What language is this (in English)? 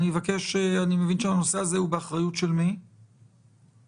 Hebrew